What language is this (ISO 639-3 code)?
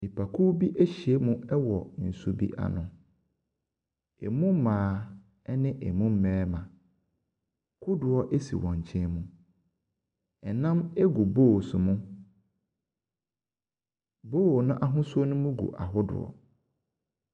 aka